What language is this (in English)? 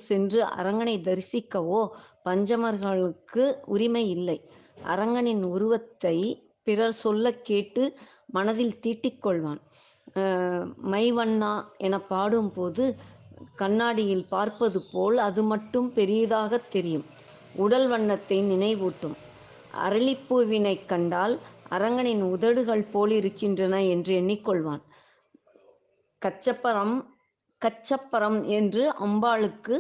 Tamil